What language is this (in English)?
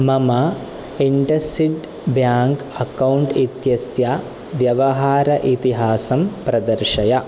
Sanskrit